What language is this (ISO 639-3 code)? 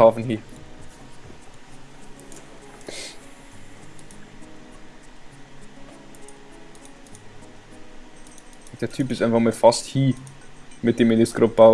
deu